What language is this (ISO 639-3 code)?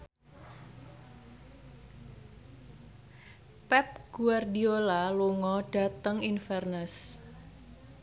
jav